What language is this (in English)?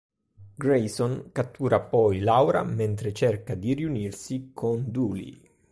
Italian